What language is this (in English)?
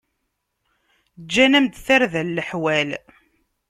Kabyle